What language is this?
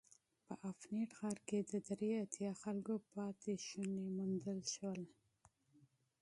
Pashto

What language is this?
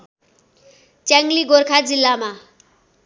Nepali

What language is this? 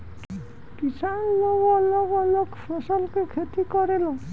Bhojpuri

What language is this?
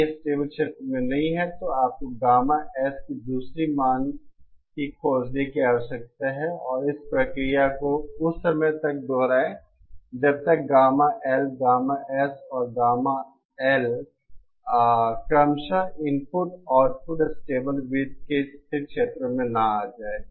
Hindi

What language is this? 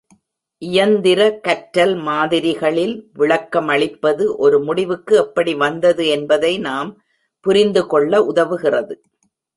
Tamil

